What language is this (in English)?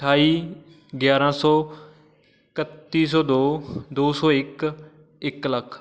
Punjabi